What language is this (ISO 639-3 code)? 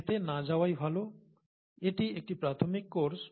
ben